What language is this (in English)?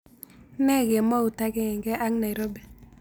Kalenjin